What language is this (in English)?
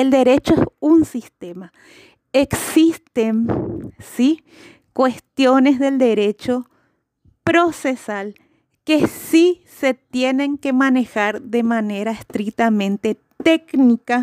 Spanish